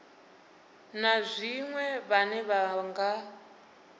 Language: Venda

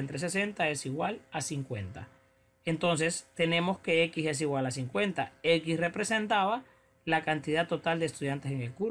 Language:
Spanish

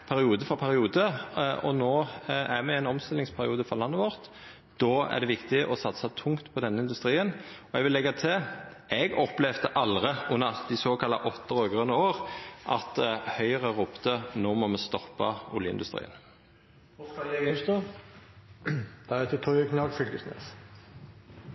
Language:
Norwegian Nynorsk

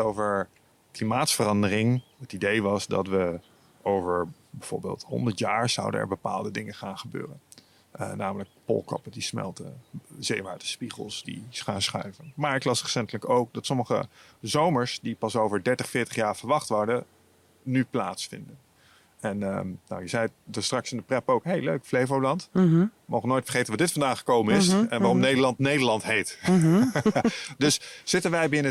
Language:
Dutch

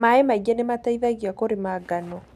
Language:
Kikuyu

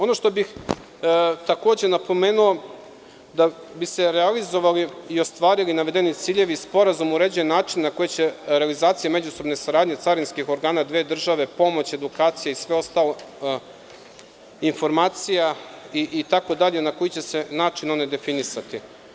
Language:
Serbian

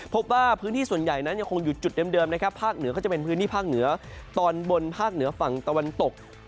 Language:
Thai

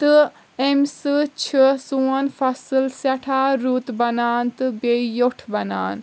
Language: Kashmiri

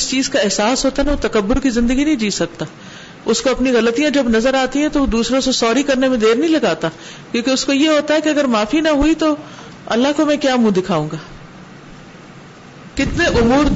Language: Urdu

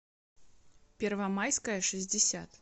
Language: Russian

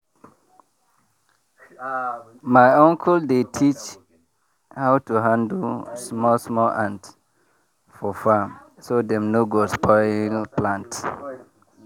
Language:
Nigerian Pidgin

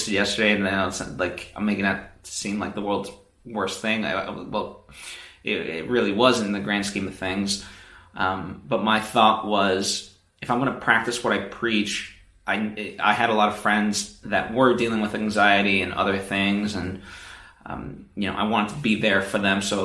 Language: English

